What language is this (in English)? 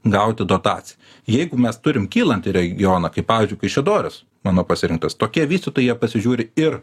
Lithuanian